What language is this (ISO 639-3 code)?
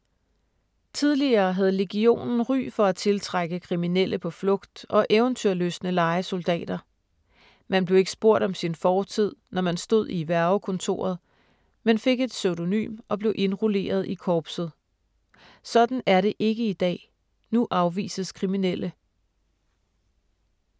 dan